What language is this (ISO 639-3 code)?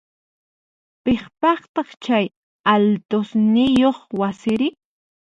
qxp